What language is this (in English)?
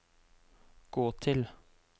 Norwegian